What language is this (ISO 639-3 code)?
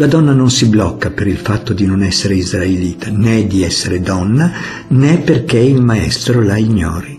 ita